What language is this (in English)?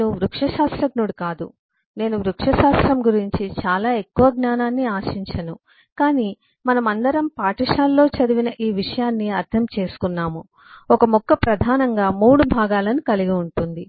Telugu